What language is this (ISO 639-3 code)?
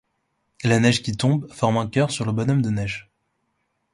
fra